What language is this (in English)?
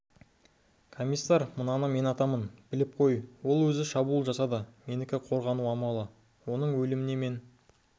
Kazakh